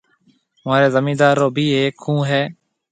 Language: Marwari (Pakistan)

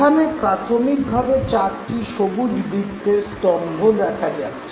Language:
Bangla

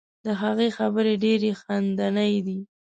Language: Pashto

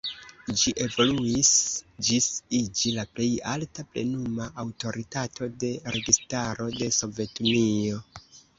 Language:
Esperanto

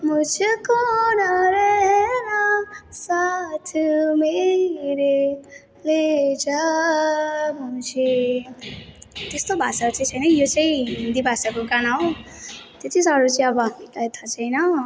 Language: Nepali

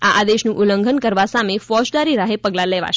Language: Gujarati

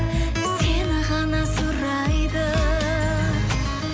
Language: Kazakh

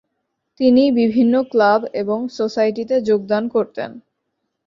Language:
Bangla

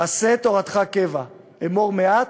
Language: Hebrew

